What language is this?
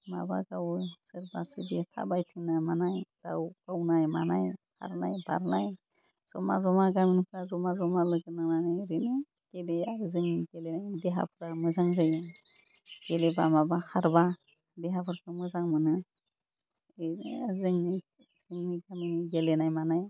Bodo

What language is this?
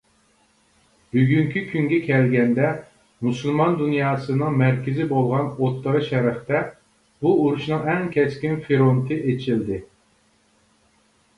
Uyghur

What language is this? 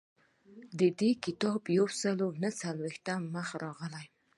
Pashto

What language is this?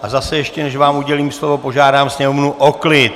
Czech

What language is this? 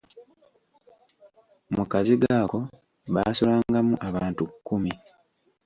Ganda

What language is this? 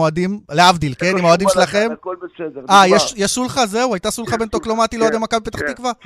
Hebrew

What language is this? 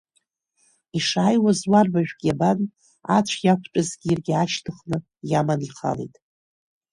Abkhazian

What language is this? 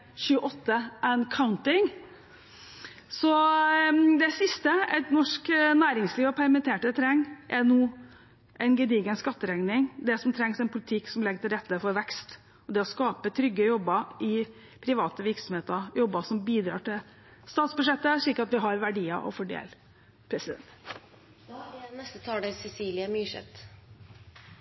Norwegian Bokmål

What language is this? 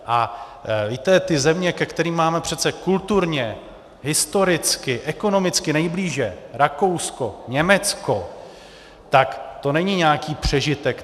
Czech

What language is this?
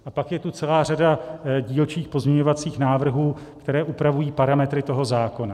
Czech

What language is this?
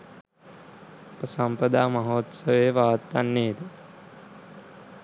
Sinhala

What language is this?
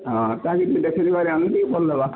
Odia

